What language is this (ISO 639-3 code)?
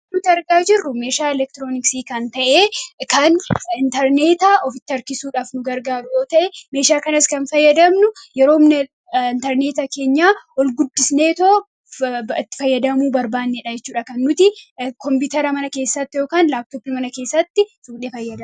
orm